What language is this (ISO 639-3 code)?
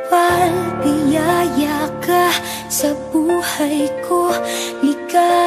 vie